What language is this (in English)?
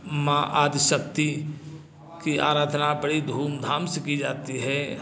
Hindi